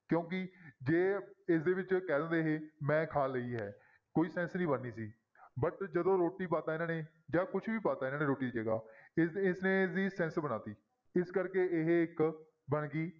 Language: Punjabi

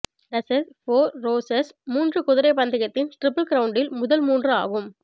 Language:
Tamil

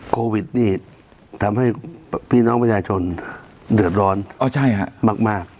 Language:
Thai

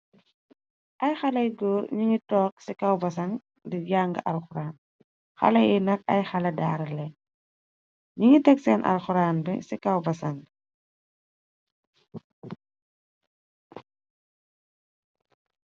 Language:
Wolof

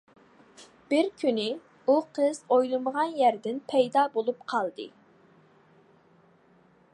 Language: Uyghur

